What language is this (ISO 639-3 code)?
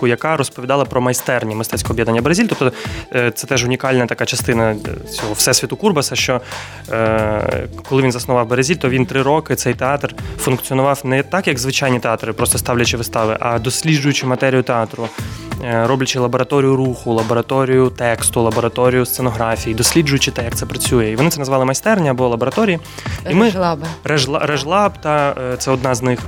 ukr